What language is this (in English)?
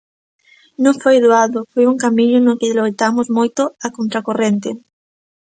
Galician